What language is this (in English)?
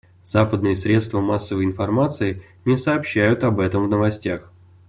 Russian